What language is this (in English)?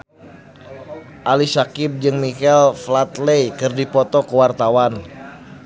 Sundanese